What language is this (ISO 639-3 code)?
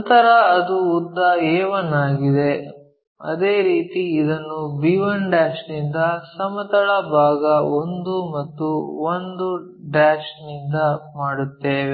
kan